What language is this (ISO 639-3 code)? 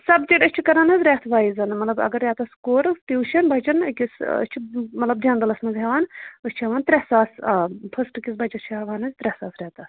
kas